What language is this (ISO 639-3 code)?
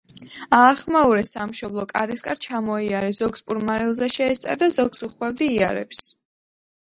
kat